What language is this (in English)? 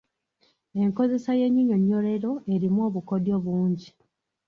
Ganda